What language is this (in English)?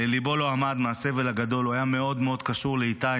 Hebrew